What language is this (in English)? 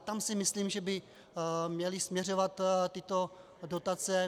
Czech